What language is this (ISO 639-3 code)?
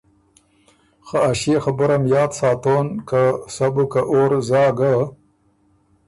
oru